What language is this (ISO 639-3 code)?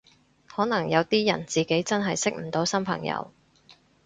yue